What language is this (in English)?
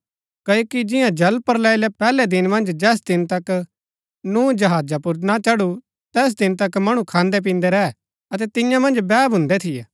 Gaddi